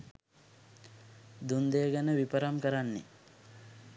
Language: Sinhala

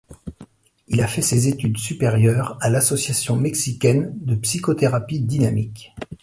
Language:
French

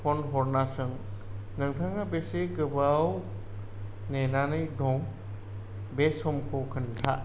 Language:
Bodo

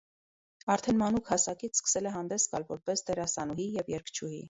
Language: Armenian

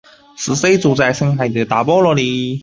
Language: Chinese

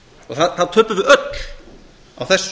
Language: Icelandic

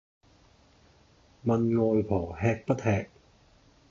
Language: Cantonese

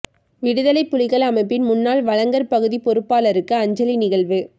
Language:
Tamil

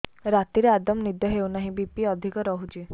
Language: Odia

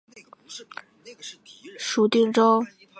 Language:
Chinese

